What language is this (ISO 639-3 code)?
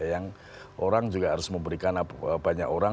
ind